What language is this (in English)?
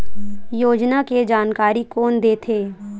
Chhattisgarhi